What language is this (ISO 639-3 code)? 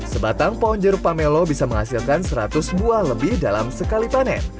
ind